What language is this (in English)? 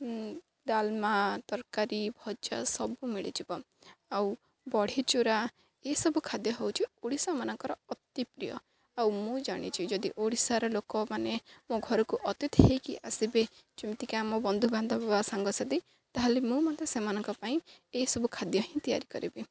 Odia